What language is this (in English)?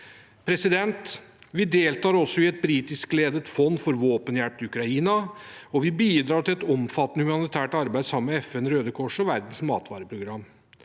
Norwegian